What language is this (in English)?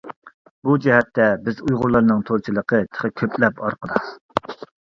Uyghur